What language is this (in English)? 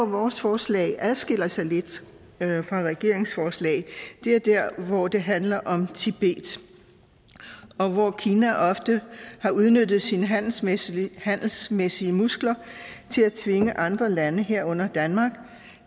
Danish